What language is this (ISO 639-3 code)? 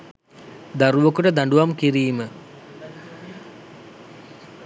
sin